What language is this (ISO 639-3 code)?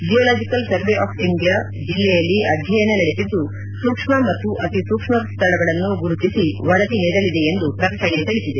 kan